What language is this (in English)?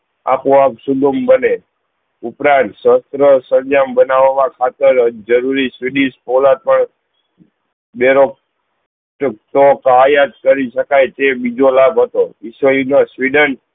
Gujarati